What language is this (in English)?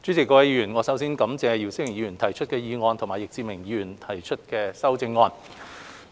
Cantonese